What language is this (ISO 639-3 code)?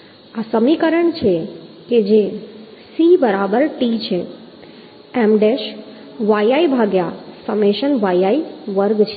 guj